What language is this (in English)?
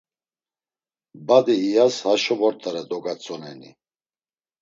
Laz